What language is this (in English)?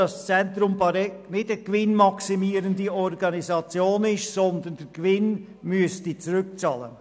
Swiss German